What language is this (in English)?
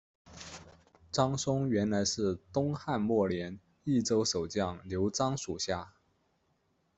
Chinese